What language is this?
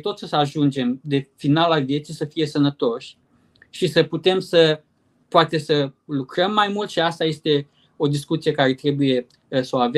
Romanian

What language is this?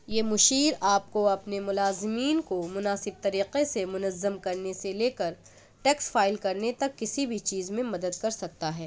Urdu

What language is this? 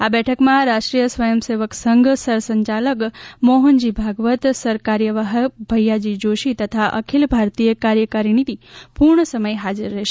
Gujarati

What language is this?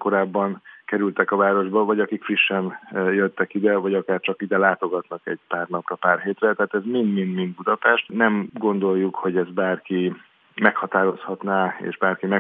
Hungarian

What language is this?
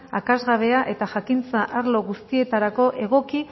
Basque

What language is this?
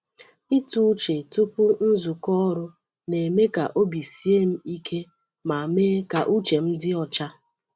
Igbo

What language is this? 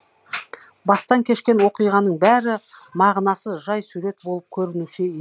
Kazakh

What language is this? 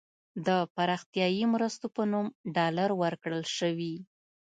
Pashto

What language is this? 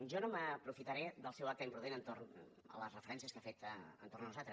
Catalan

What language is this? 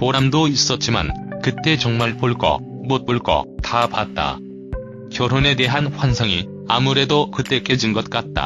Korean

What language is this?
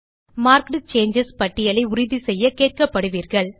Tamil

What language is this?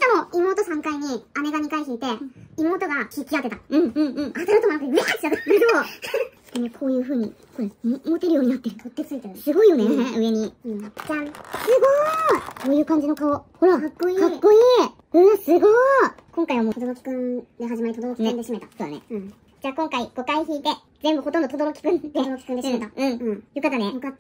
Japanese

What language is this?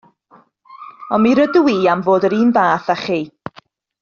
Welsh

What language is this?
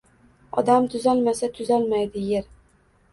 Uzbek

